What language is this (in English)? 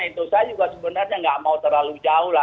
Indonesian